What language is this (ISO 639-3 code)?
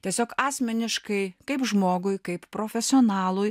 lit